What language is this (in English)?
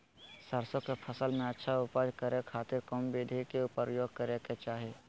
Magahi